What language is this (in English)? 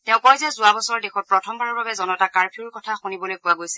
Assamese